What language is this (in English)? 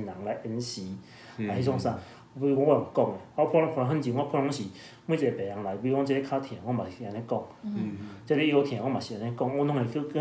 Chinese